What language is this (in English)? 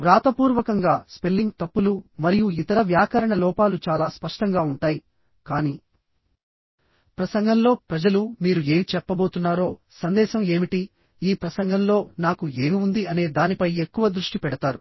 Telugu